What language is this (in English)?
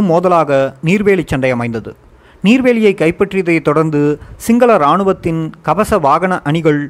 Tamil